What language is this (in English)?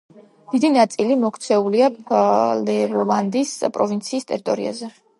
Georgian